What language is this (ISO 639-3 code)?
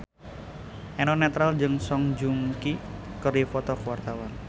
sun